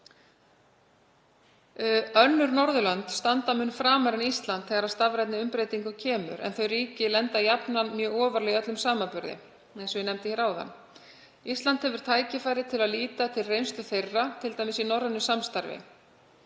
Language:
Icelandic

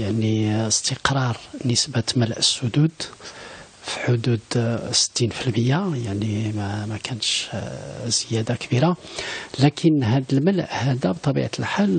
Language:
Arabic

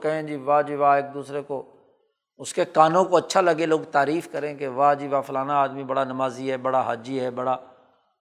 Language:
Urdu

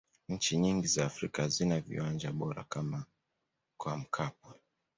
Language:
Swahili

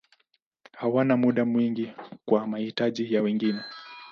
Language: Swahili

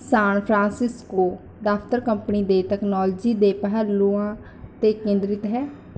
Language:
Punjabi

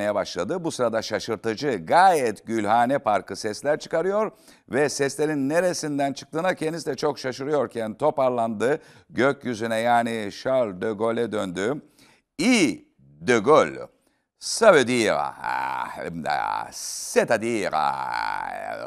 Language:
Turkish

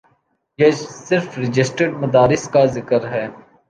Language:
Urdu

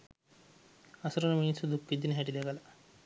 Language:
Sinhala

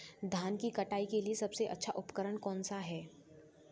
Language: Hindi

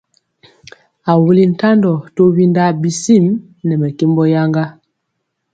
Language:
Mpiemo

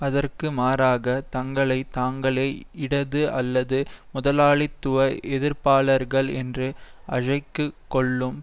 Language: Tamil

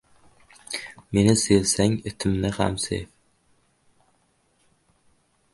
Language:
Uzbek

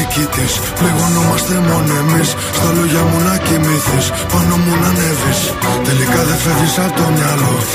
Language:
Greek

